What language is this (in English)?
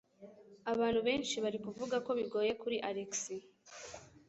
Kinyarwanda